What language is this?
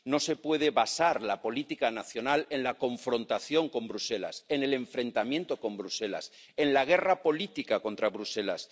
Spanish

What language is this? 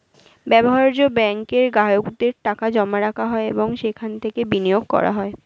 Bangla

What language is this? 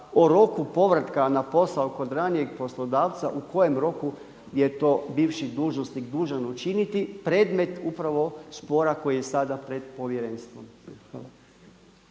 Croatian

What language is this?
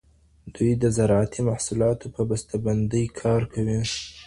Pashto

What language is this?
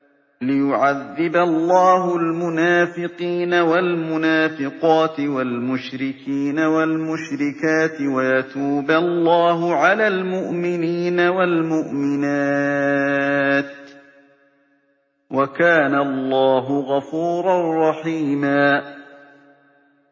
Arabic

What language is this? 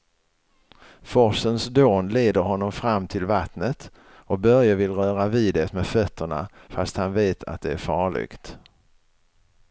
Swedish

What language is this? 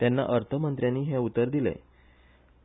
Konkani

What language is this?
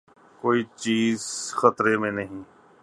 Urdu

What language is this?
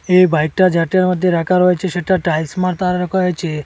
Bangla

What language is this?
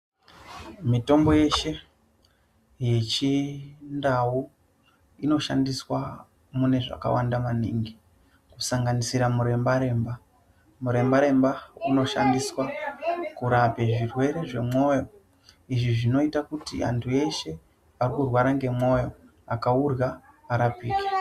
Ndau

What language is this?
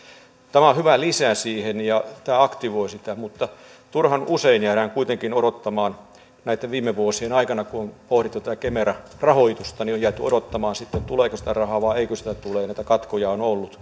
Finnish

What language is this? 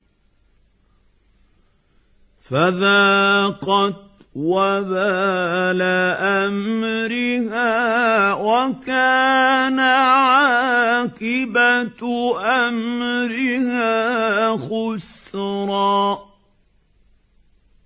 Arabic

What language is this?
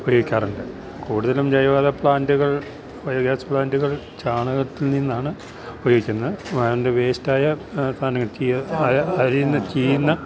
Malayalam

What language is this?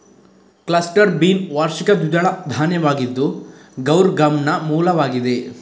Kannada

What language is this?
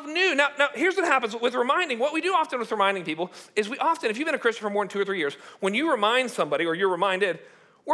English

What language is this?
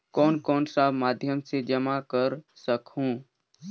Chhattisgarhi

